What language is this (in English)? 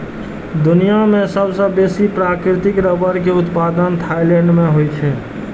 Maithili